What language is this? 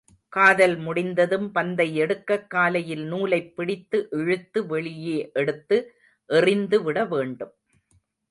Tamil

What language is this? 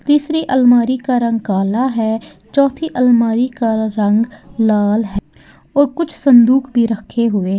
Hindi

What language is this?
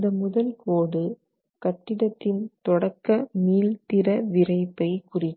Tamil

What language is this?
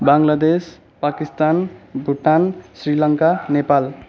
Nepali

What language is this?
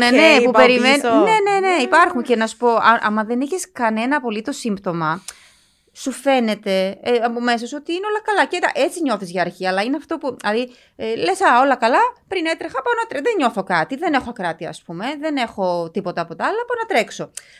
Greek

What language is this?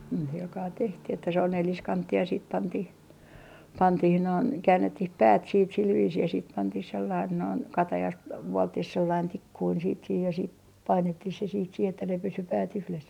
Finnish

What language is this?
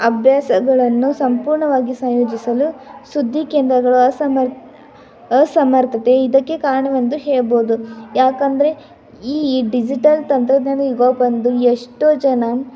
Kannada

